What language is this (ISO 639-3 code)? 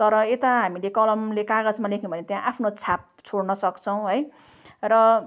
nep